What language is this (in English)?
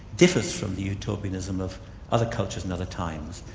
English